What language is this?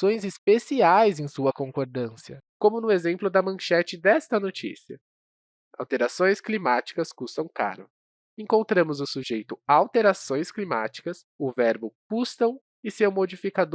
Portuguese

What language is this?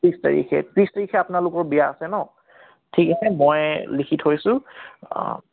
Assamese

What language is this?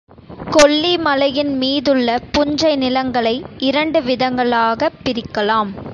Tamil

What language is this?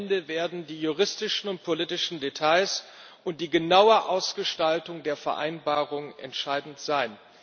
German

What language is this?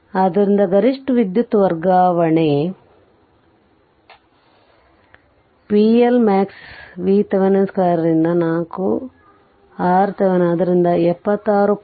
Kannada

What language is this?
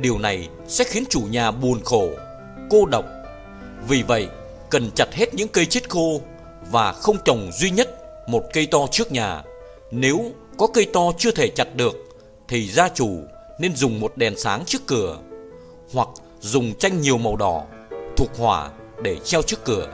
Vietnamese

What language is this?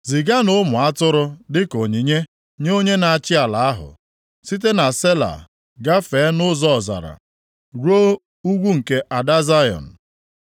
Igbo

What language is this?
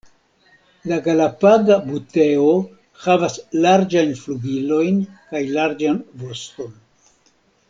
Esperanto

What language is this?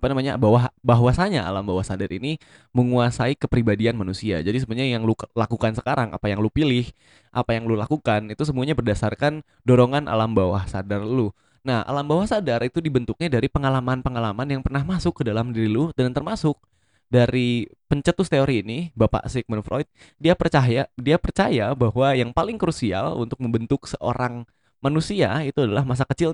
Indonesian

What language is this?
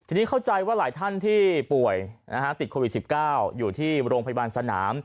Thai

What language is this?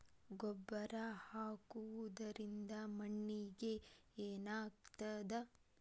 Kannada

